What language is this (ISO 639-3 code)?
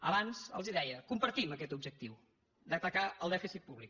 cat